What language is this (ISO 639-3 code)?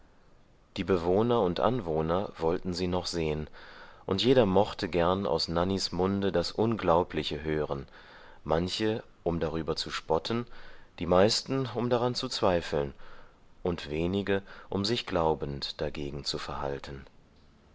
deu